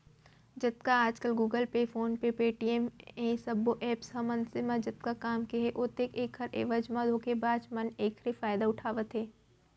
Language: Chhattisgarhi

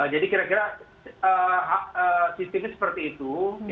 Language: Indonesian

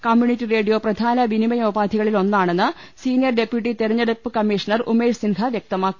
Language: Malayalam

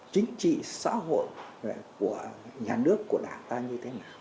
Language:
Vietnamese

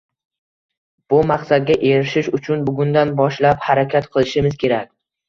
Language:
Uzbek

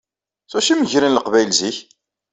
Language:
Kabyle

